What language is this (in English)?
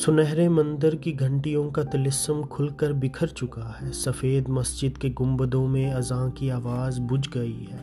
Urdu